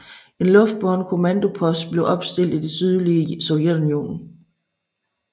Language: Danish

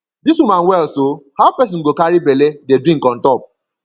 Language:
Nigerian Pidgin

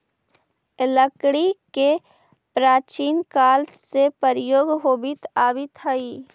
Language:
Magahi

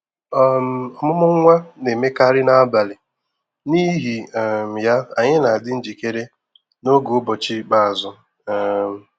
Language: Igbo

